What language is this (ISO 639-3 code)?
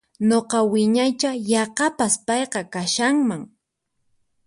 qxp